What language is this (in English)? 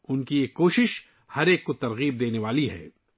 Urdu